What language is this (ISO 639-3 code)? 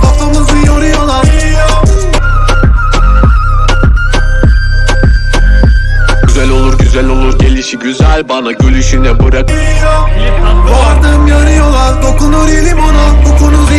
tur